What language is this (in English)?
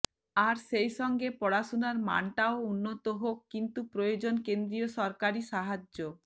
Bangla